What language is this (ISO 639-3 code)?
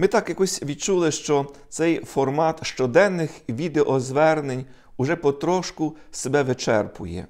ukr